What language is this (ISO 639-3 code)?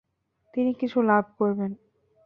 ben